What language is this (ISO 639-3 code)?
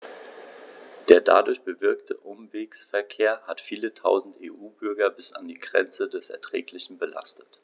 deu